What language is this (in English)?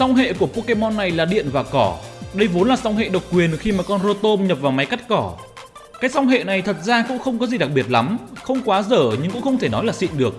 Vietnamese